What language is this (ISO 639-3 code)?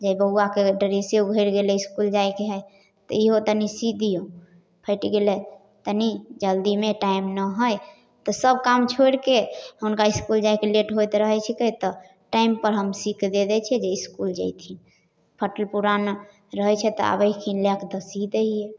mai